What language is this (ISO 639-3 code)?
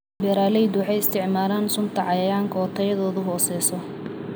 som